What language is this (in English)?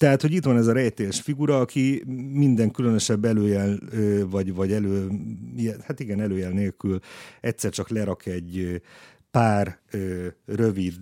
Hungarian